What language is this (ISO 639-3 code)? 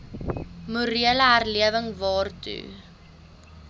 afr